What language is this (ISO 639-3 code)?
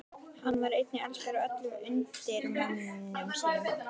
isl